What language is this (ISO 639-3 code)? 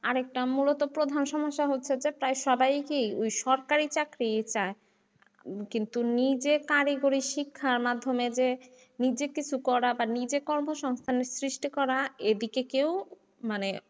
ben